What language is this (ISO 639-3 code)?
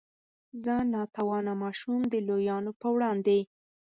pus